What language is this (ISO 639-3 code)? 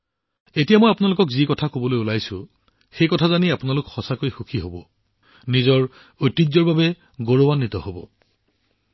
asm